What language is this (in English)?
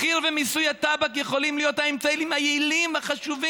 Hebrew